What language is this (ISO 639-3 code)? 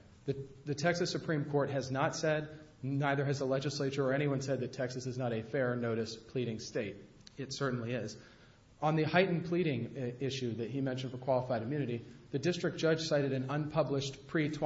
eng